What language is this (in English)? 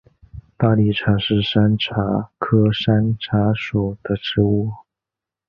Chinese